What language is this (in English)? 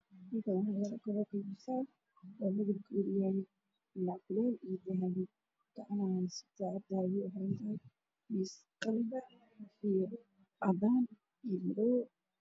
Somali